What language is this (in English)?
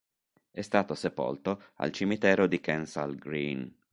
Italian